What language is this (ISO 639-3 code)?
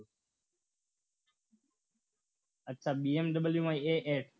guj